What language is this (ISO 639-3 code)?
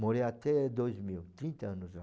por